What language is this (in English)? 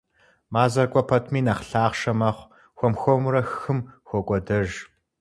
Kabardian